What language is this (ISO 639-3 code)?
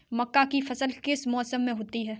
hin